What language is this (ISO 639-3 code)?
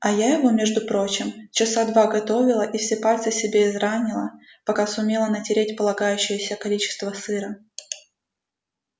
rus